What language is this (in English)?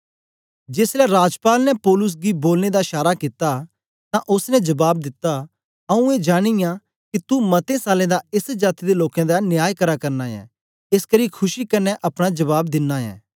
Dogri